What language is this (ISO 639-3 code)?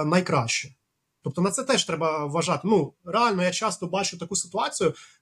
ukr